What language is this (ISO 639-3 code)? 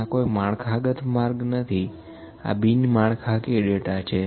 guj